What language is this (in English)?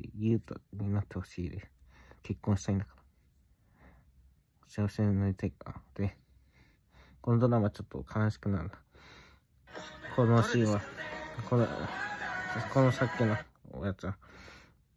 Japanese